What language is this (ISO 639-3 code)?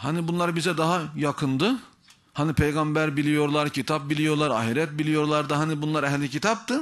tur